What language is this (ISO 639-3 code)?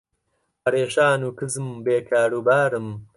ckb